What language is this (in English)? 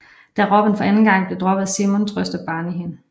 Danish